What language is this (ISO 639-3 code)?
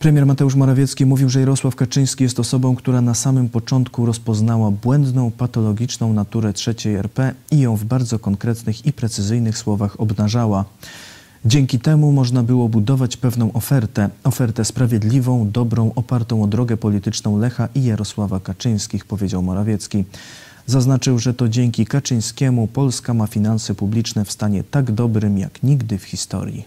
pol